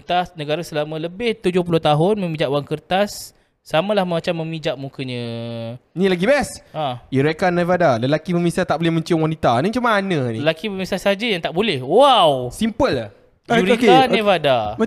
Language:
Malay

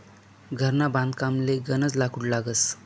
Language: Marathi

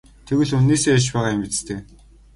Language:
Mongolian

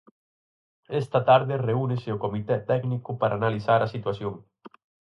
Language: Galician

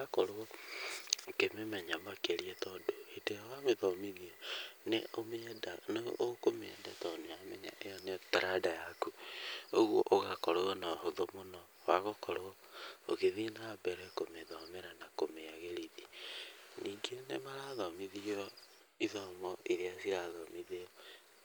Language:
Kikuyu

